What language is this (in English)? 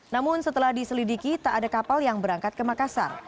Indonesian